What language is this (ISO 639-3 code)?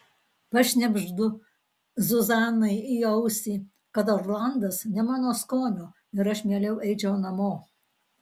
lit